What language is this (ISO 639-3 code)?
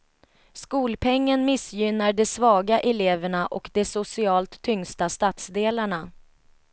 swe